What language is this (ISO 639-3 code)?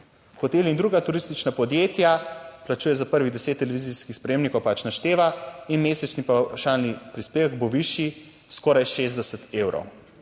slv